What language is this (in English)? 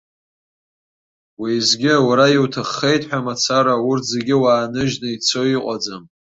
Abkhazian